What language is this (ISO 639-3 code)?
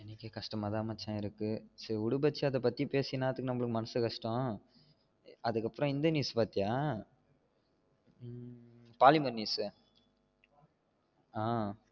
tam